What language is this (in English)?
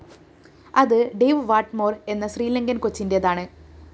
Malayalam